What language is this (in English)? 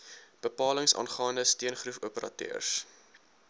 Afrikaans